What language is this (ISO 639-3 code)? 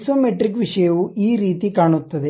kan